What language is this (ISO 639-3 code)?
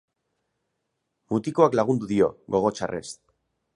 eus